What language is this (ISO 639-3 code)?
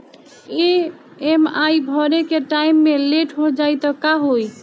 bho